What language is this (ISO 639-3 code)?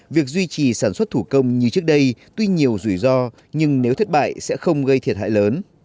vie